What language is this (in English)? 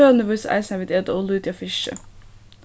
Faroese